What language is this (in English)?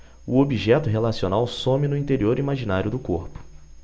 Portuguese